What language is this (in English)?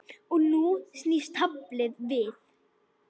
Icelandic